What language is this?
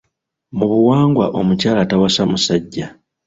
Ganda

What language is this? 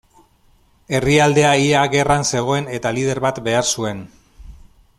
Basque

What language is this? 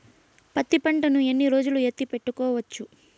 Telugu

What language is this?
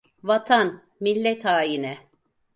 Turkish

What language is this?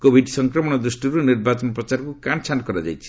Odia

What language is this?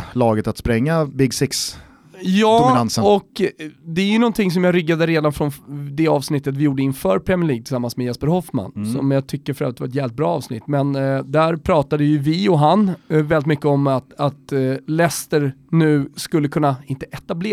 Swedish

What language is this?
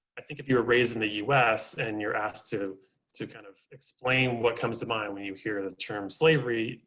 English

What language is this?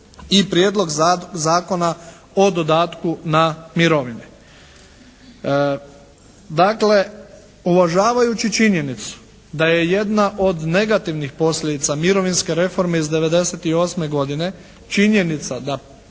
Croatian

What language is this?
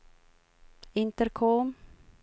Swedish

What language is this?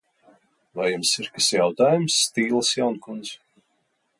Latvian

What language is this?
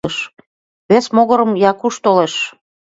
Mari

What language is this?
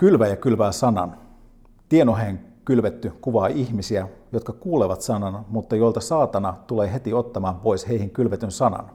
Finnish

